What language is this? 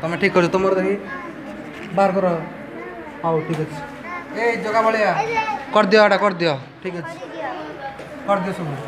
Hindi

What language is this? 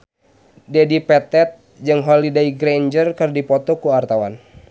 Sundanese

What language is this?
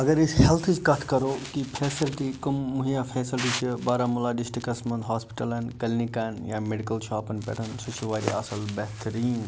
Kashmiri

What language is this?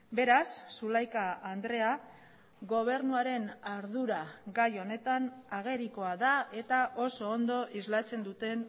Basque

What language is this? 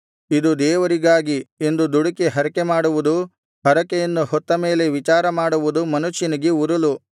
Kannada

